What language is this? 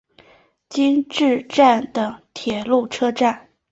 Chinese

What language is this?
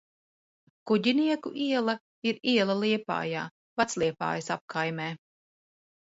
Latvian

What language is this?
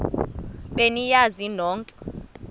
Xhosa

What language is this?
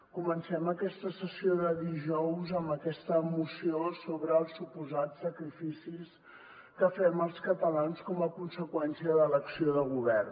Catalan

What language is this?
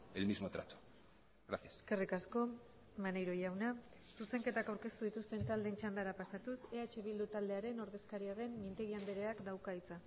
Basque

